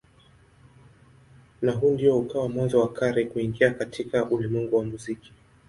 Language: Swahili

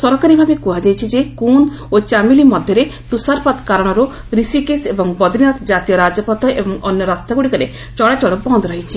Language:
Odia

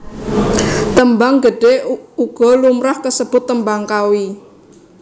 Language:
Javanese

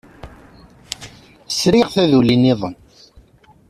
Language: Kabyle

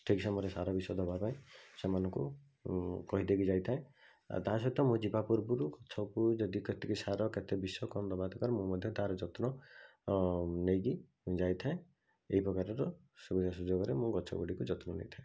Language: Odia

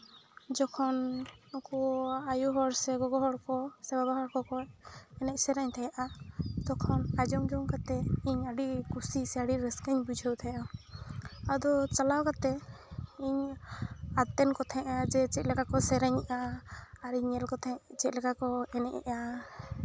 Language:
Santali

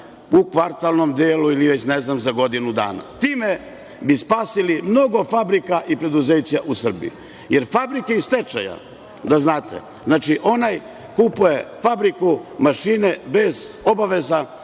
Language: Serbian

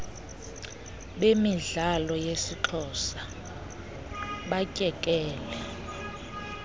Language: Xhosa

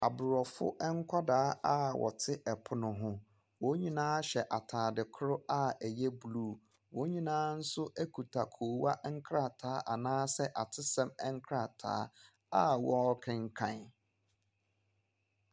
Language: Akan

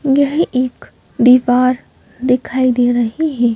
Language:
Hindi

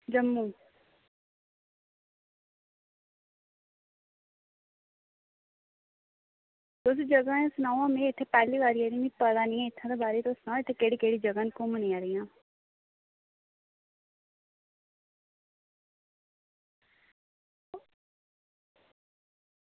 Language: Dogri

